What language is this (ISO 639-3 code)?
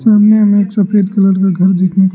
hin